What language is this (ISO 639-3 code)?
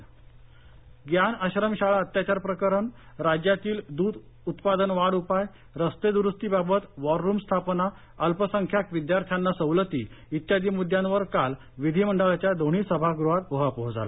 mar